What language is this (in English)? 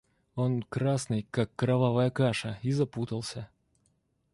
Russian